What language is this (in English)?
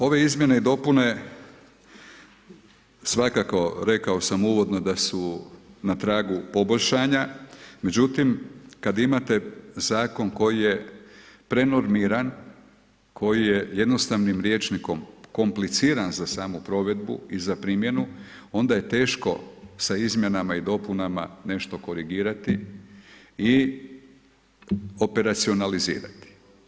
Croatian